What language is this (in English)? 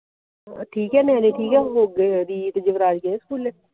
Punjabi